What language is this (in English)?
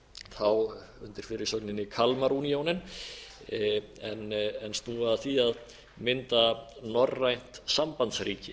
Icelandic